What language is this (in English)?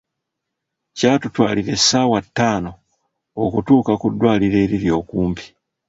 Ganda